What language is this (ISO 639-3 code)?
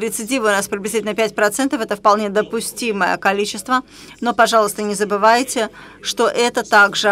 rus